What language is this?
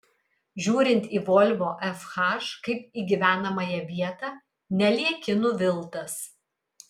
Lithuanian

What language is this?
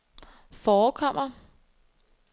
Danish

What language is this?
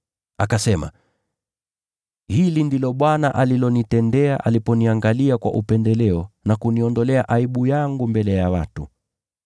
Swahili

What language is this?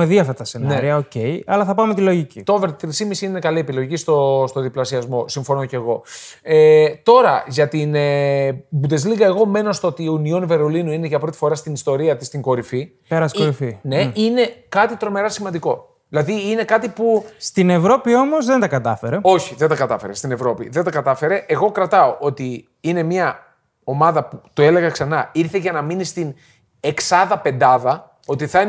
Greek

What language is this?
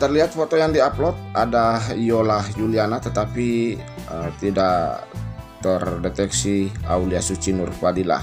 Indonesian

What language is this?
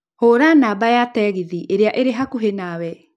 Kikuyu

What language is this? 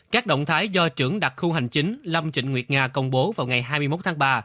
Vietnamese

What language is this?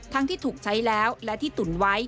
Thai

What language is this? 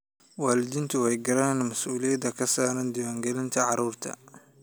Somali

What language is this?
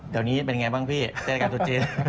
Thai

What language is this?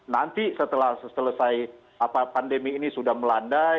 Indonesian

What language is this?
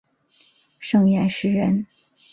Chinese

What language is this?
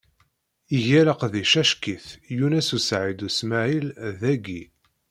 Kabyle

